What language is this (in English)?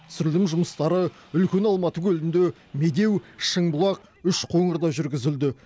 Kazakh